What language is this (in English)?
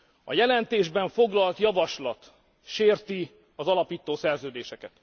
Hungarian